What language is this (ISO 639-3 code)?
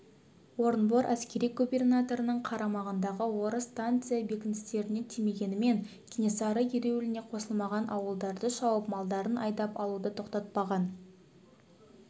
kaz